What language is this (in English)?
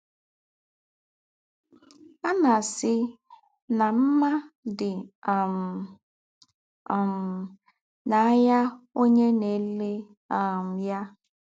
Igbo